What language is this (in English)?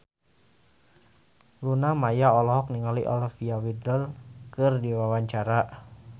Sundanese